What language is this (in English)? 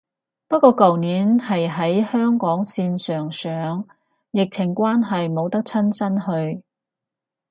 Cantonese